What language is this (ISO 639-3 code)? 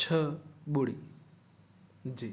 snd